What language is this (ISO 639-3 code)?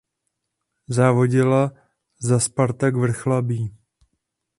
ces